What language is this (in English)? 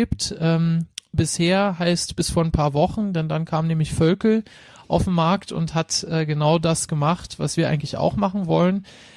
German